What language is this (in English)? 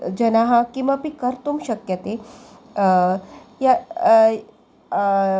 Sanskrit